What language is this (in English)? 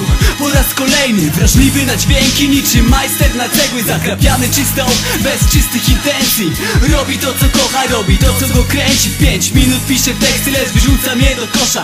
Polish